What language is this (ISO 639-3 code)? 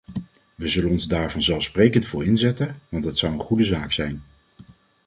nld